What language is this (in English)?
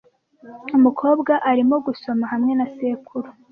Kinyarwanda